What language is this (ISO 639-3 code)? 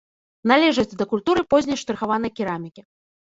bel